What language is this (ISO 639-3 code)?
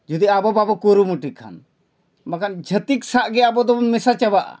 sat